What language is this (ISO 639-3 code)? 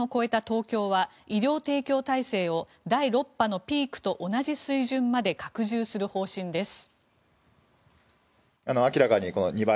jpn